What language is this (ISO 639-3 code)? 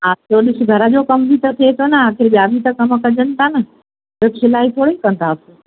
snd